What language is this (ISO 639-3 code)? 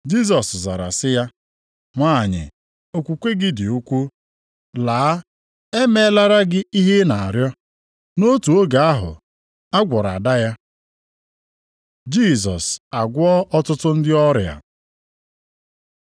ibo